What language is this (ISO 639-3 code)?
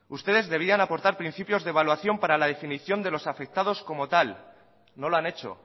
spa